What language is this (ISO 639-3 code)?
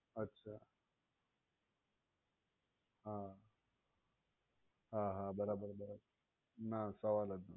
guj